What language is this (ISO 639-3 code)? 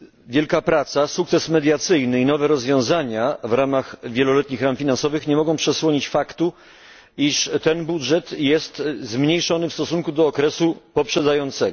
pol